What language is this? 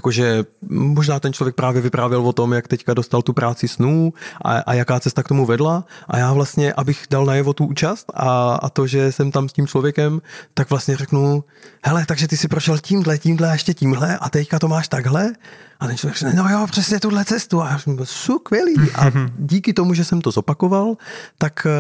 Czech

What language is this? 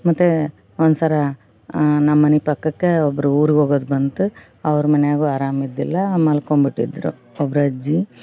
Kannada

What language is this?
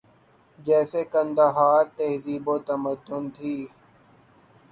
Urdu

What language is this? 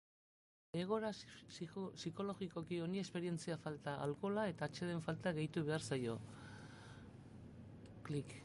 Basque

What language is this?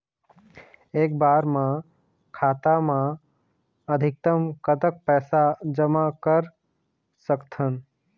Chhattisgarhi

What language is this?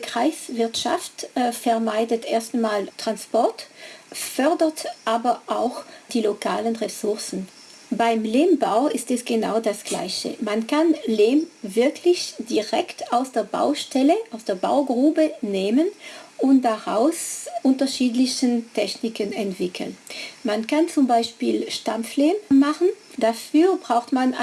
German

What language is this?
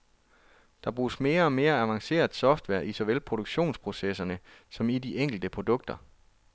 Danish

